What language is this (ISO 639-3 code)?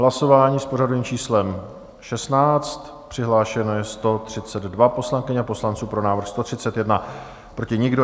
ces